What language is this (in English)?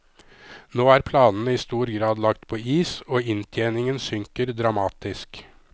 Norwegian